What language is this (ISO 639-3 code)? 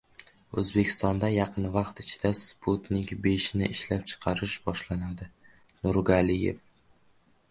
uzb